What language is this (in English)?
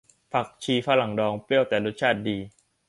Thai